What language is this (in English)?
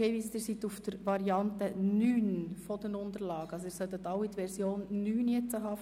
Swiss German